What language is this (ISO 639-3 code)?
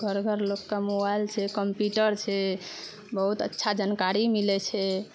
mai